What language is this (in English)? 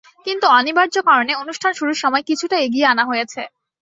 Bangla